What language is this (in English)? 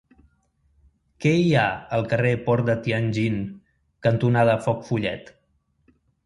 Catalan